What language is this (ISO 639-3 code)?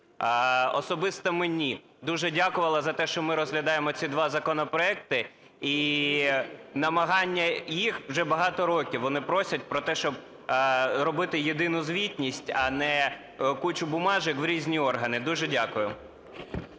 ukr